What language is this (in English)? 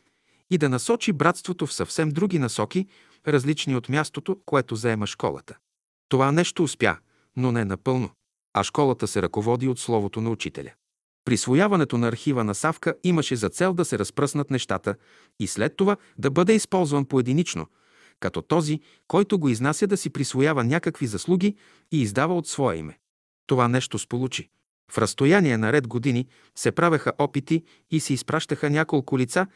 Bulgarian